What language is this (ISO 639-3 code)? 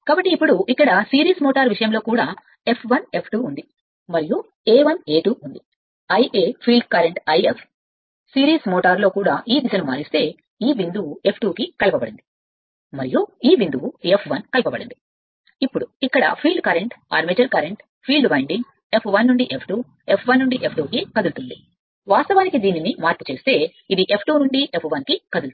tel